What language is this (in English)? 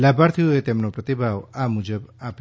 Gujarati